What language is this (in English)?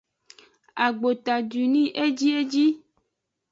Aja (Benin)